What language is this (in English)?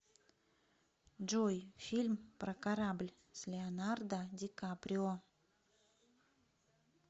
Russian